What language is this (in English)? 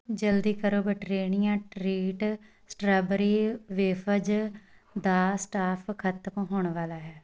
Punjabi